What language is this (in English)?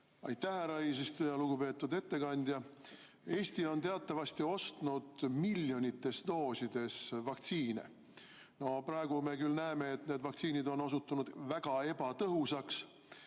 Estonian